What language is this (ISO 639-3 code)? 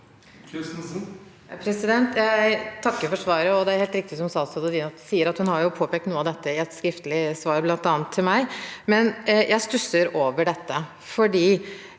nor